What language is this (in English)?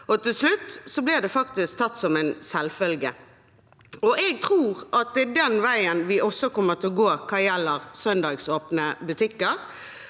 Norwegian